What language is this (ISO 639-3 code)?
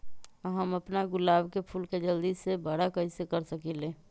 mag